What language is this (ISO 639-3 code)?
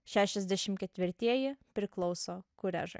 lit